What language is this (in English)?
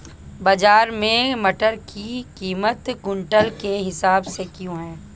Hindi